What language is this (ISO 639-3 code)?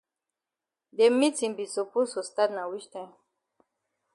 wes